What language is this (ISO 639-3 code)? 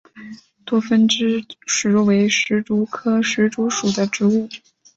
zho